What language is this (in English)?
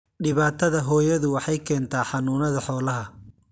Somali